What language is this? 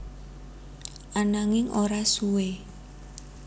Javanese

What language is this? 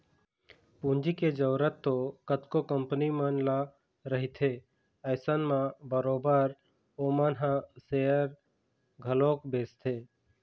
Chhattisgarhi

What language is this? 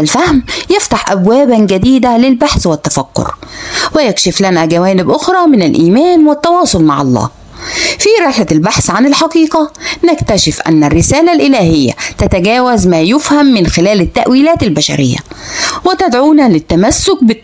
Arabic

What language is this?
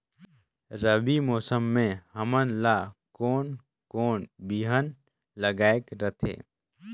Chhattisgarhi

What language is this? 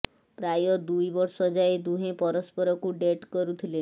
Odia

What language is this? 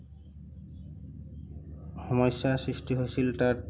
Assamese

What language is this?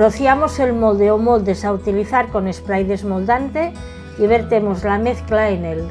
Spanish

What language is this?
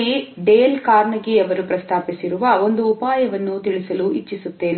Kannada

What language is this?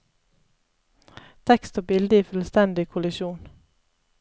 Norwegian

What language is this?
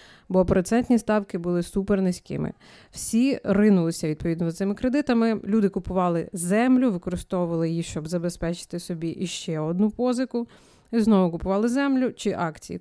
Ukrainian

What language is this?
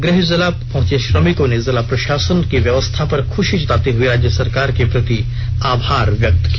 Hindi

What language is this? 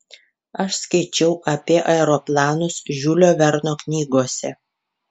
Lithuanian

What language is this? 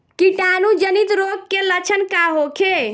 Bhojpuri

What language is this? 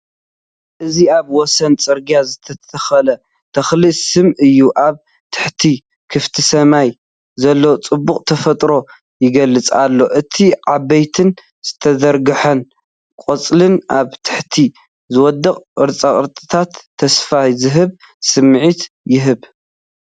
Tigrinya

